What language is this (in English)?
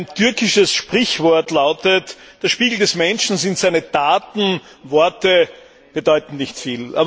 German